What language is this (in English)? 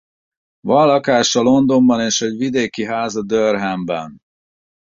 Hungarian